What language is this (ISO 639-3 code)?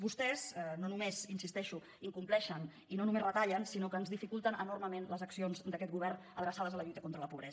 cat